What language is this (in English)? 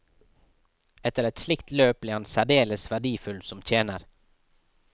Norwegian